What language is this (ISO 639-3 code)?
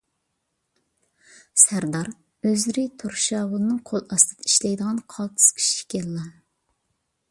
uig